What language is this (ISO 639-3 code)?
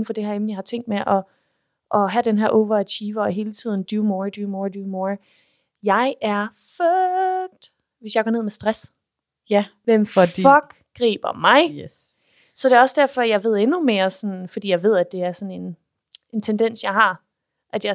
dan